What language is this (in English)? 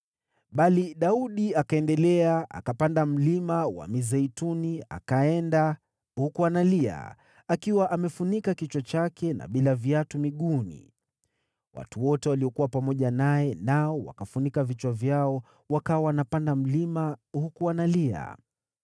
Swahili